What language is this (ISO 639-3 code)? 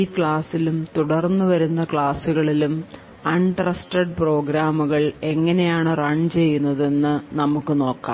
mal